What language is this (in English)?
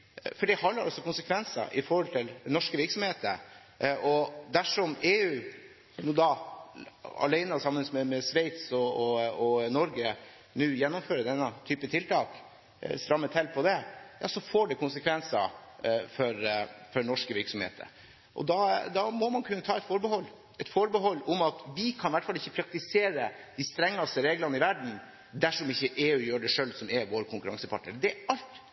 Norwegian Bokmål